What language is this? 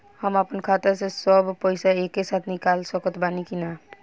Bhojpuri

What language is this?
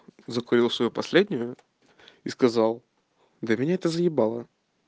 Russian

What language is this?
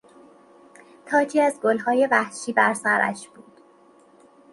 Persian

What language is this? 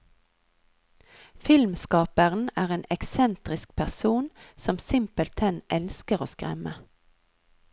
Norwegian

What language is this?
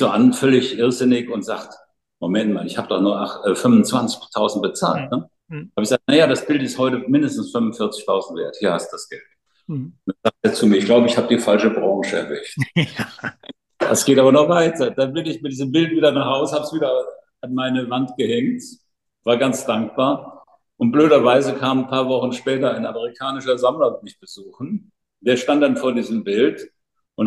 German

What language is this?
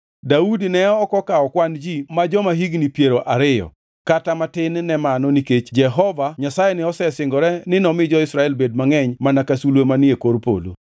Luo (Kenya and Tanzania)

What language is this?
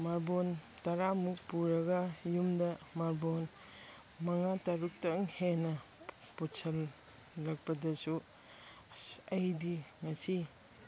Manipuri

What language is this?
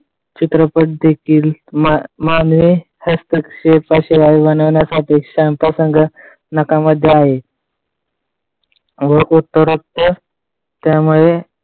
Marathi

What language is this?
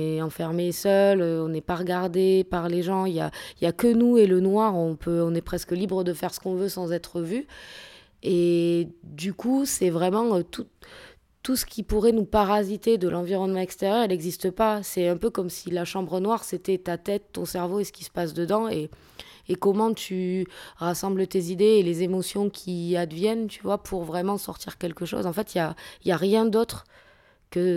French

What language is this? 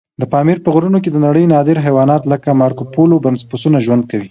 Pashto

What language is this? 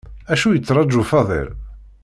Kabyle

